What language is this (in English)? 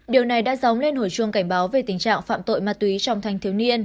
Vietnamese